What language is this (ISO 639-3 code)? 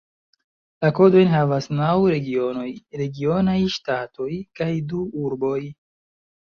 epo